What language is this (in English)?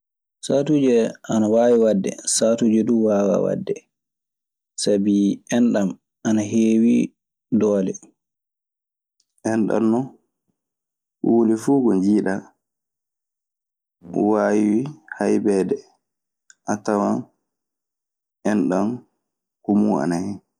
Maasina Fulfulde